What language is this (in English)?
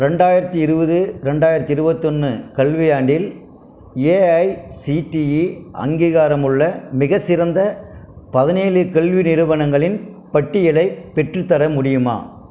Tamil